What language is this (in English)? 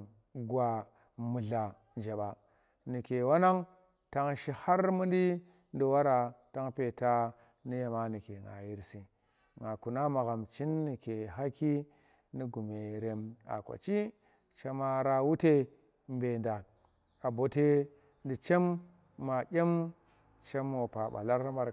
Tera